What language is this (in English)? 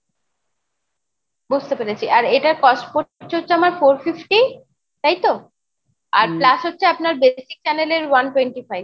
Bangla